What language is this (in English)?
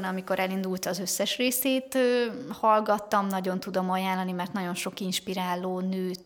Hungarian